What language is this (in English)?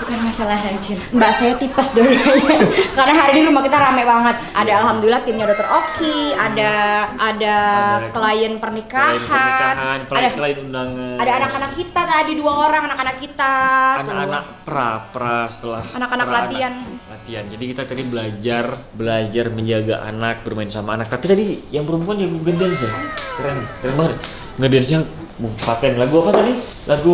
Indonesian